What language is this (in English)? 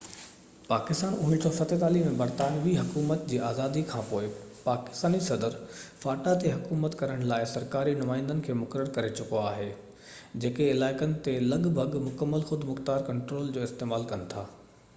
Sindhi